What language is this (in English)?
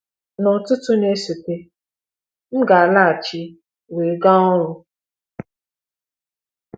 Igbo